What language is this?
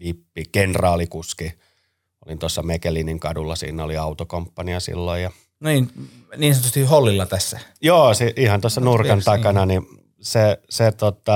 Finnish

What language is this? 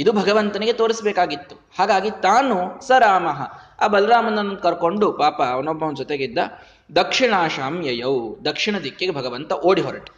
Kannada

